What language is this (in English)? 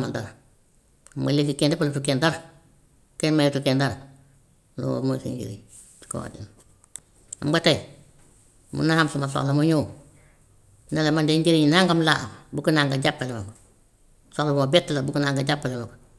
Gambian Wolof